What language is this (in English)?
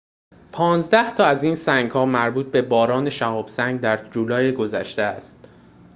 Persian